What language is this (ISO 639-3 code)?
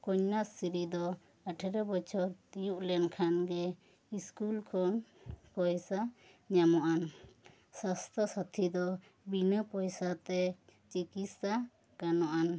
sat